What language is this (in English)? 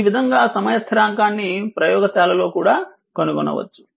Telugu